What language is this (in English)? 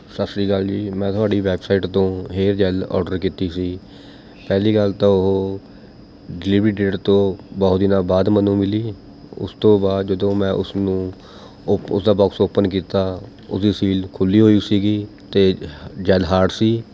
Punjabi